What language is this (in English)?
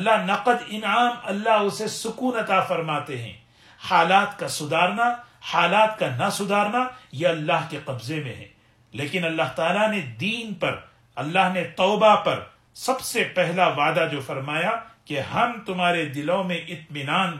Urdu